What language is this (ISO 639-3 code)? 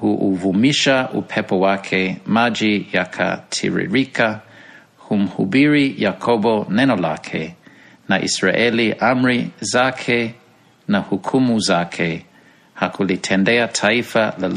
swa